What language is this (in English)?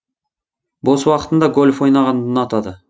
Kazakh